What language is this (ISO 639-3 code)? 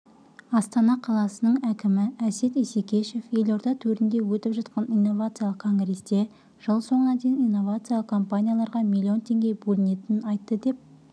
kaz